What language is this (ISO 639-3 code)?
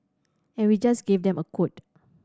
eng